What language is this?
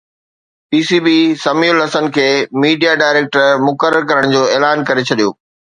Sindhi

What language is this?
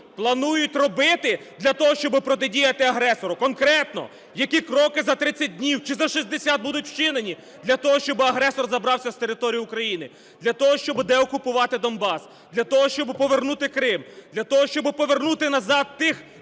Ukrainian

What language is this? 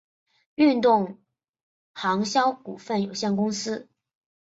Chinese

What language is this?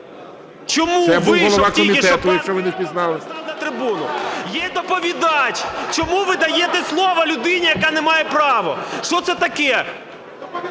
Ukrainian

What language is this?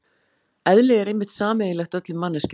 Icelandic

